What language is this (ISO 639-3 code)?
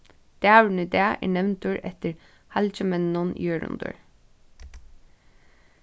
fao